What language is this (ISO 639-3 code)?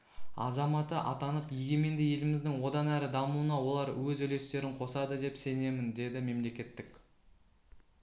kaz